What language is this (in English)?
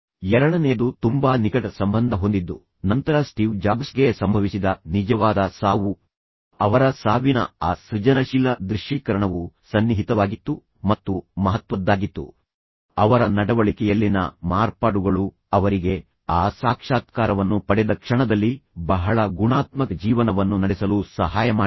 Kannada